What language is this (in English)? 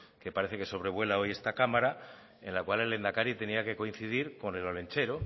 Spanish